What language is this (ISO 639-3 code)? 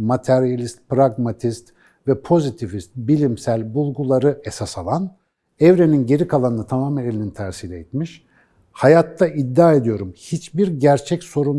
tur